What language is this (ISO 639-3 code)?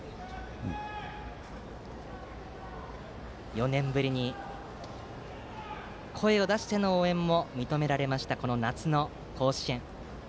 jpn